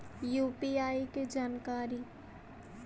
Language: Magahi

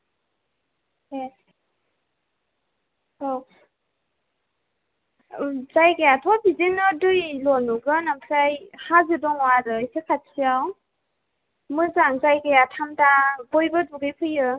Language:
Bodo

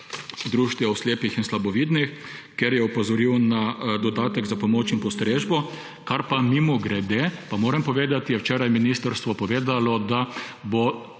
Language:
Slovenian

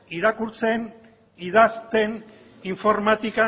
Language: Basque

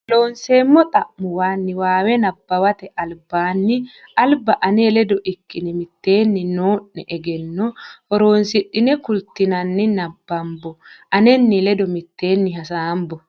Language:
Sidamo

